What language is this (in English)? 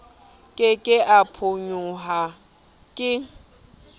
Southern Sotho